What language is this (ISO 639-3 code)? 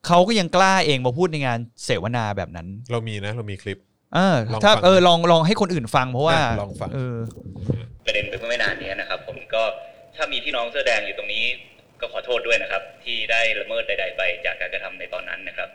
tha